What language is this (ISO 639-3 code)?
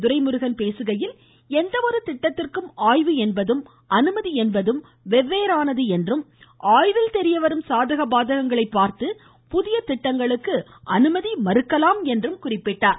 tam